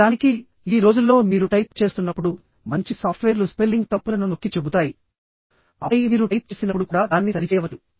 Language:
Telugu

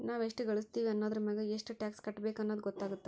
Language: Kannada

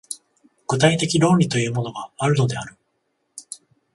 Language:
Japanese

